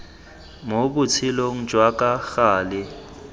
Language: Tswana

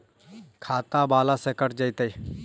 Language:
Magahi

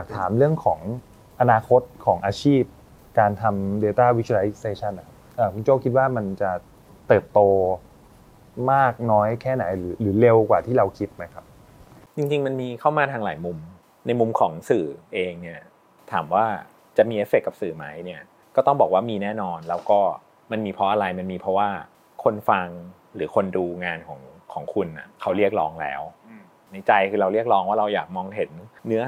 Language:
Thai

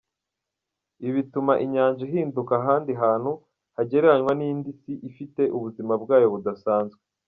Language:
Kinyarwanda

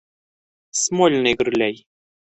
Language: Bashkir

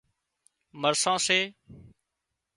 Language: Wadiyara Koli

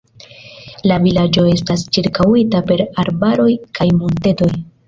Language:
Esperanto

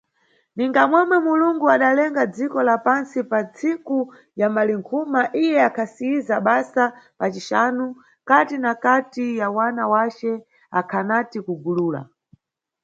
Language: Nyungwe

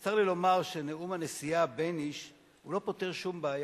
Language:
Hebrew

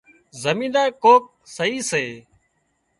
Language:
Wadiyara Koli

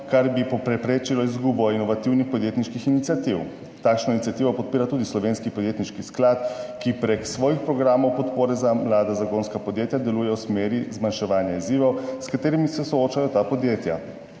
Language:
Slovenian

